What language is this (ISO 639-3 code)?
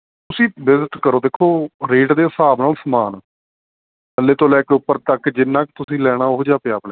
pan